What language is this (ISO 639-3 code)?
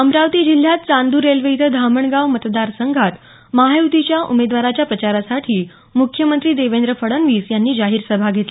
mar